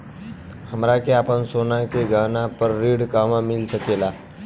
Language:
Bhojpuri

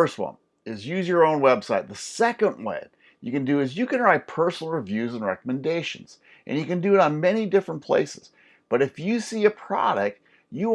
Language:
English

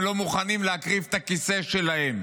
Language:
Hebrew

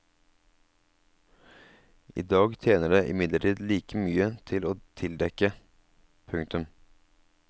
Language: Norwegian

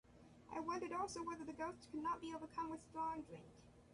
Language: English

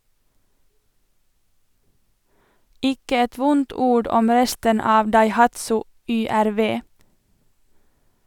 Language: Norwegian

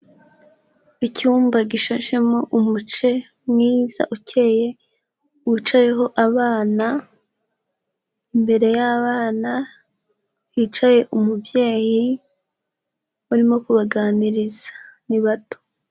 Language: Kinyarwanda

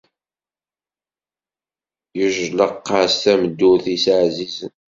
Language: Kabyle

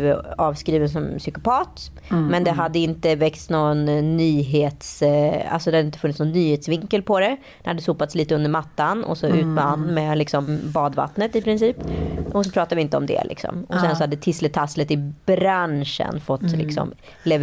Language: Swedish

